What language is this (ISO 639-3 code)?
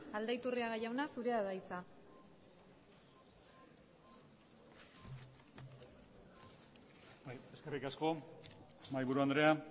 eus